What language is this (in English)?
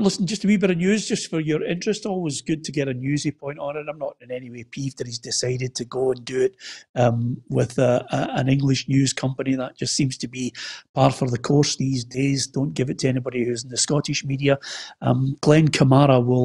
English